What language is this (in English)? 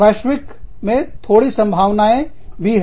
Hindi